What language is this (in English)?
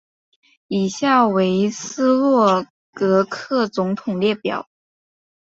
Chinese